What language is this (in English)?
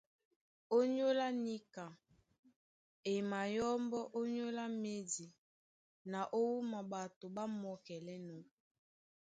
Duala